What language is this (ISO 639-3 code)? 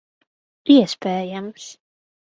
lav